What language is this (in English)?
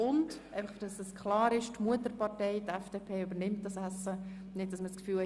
Swiss German